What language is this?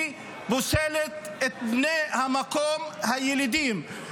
Hebrew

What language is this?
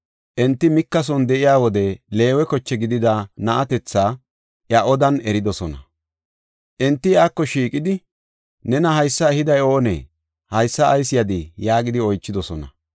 Gofa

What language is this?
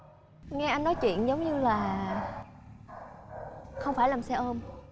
Vietnamese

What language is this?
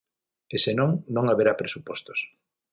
Galician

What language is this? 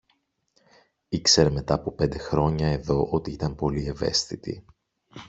Greek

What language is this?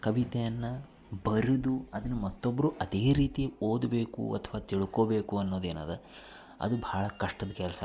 Kannada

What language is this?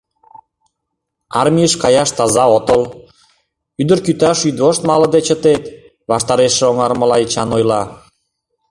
Mari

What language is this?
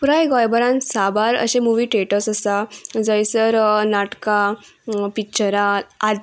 Konkani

